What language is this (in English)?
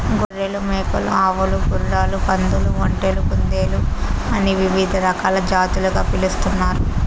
Telugu